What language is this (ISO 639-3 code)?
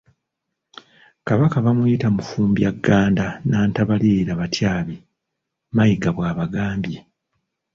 lug